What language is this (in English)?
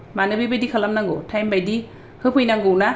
Bodo